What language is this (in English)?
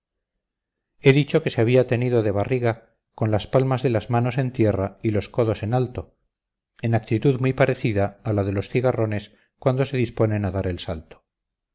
Spanish